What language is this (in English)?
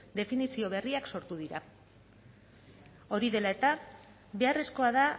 Basque